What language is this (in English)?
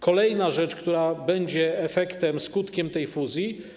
Polish